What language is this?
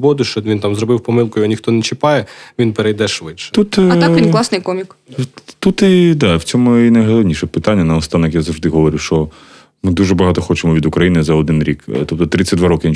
Ukrainian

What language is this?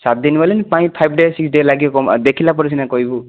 Odia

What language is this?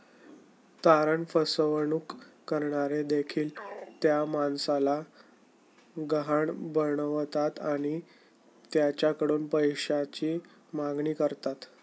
Marathi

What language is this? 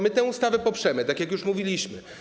Polish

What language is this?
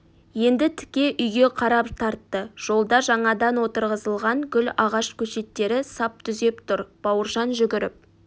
Kazakh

